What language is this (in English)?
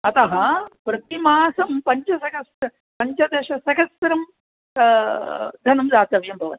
Sanskrit